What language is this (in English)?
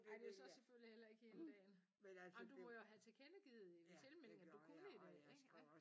Danish